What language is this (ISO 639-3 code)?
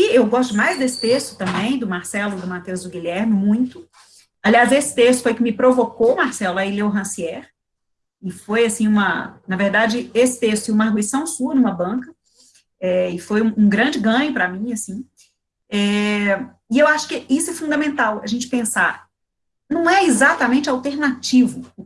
por